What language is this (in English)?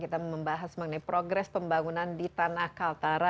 Indonesian